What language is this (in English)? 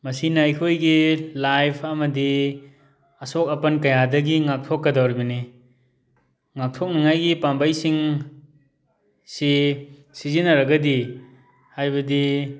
Manipuri